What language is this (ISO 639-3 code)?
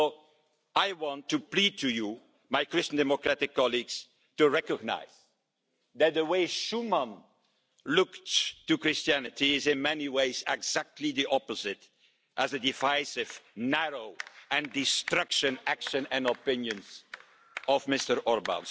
eng